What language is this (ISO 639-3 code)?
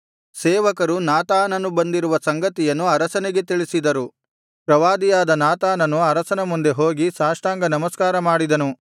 kan